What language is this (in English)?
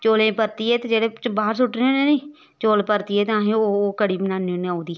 Dogri